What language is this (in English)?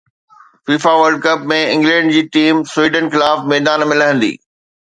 Sindhi